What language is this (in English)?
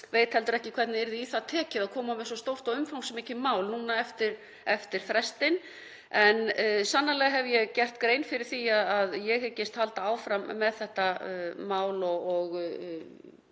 Icelandic